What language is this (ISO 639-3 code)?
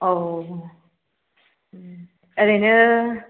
brx